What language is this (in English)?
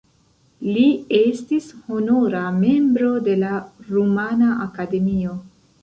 Esperanto